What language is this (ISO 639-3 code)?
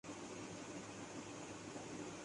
urd